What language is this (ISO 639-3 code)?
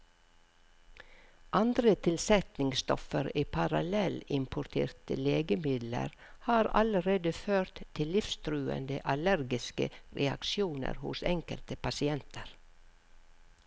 nor